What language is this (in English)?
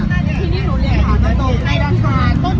Thai